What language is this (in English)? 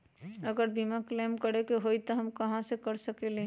Magahi